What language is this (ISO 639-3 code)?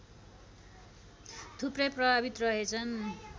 nep